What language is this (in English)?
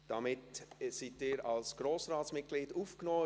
Swiss German